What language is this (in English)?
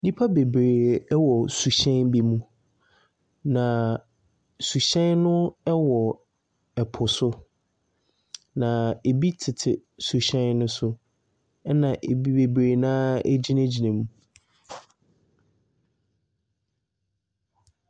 Akan